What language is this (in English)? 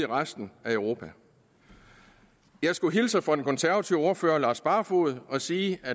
Danish